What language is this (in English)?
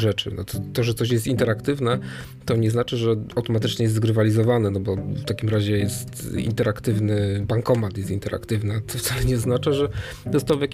Polish